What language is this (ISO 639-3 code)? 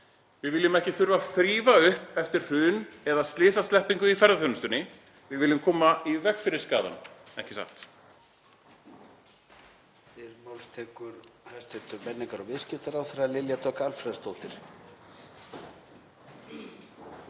isl